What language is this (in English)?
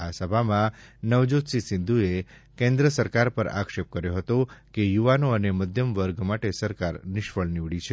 Gujarati